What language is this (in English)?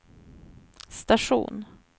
Swedish